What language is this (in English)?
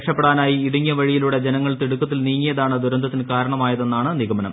Malayalam